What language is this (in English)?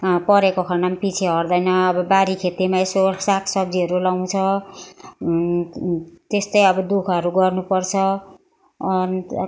Nepali